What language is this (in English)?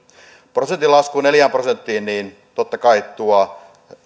Finnish